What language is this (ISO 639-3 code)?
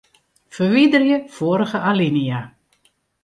fry